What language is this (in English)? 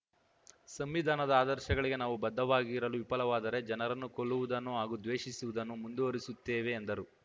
Kannada